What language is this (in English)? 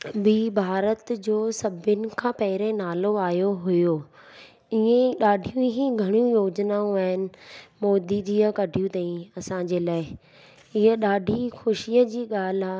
Sindhi